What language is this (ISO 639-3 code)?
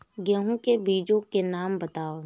hin